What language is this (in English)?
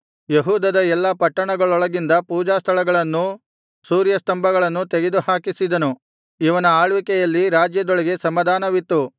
Kannada